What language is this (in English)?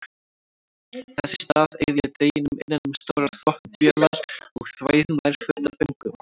Icelandic